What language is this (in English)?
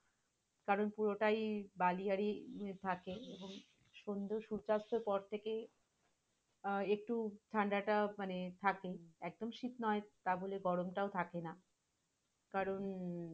Bangla